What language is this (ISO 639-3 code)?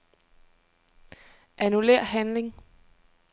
dan